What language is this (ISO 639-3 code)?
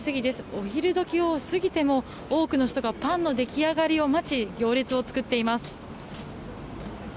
jpn